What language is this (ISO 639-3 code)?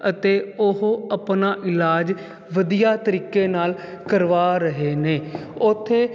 pan